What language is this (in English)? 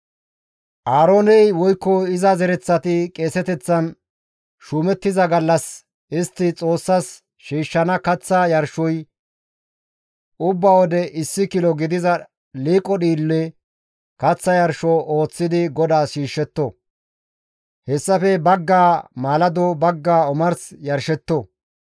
Gamo